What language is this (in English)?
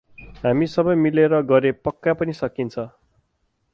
Nepali